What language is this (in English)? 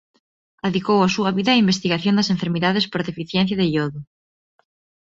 Galician